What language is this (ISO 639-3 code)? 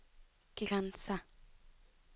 nor